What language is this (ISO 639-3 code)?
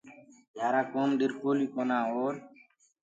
ggg